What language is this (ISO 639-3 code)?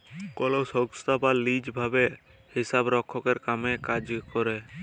ben